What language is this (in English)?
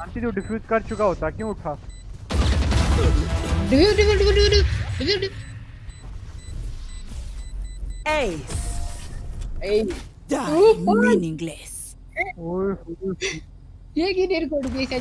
English